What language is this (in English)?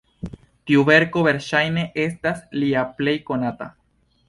Esperanto